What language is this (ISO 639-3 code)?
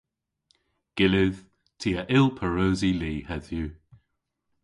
cor